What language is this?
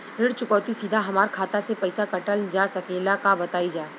Bhojpuri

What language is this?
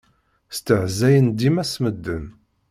Kabyle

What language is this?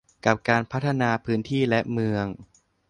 Thai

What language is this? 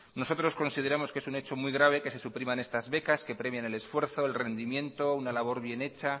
Spanish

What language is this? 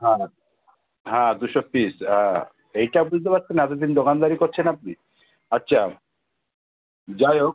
Bangla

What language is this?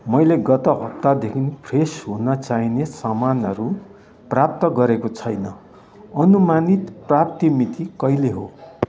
Nepali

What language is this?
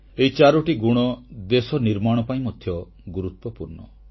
Odia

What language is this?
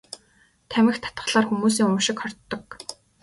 Mongolian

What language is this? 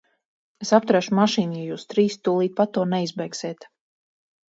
Latvian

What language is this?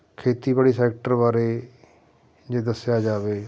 Punjabi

